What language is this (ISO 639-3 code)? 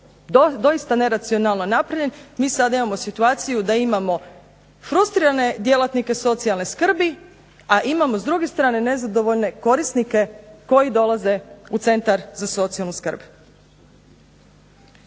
hrv